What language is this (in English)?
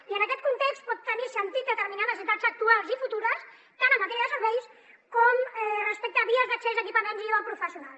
Catalan